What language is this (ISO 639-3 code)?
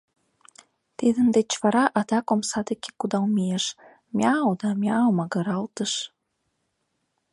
chm